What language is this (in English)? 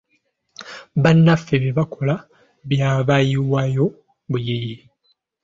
Ganda